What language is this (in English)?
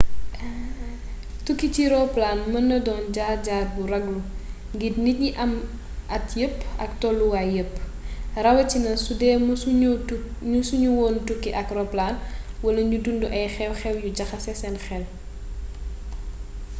Wolof